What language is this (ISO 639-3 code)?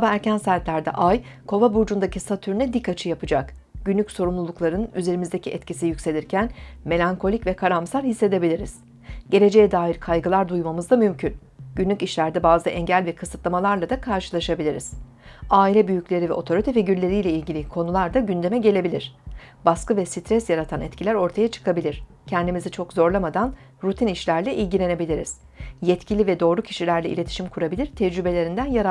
tur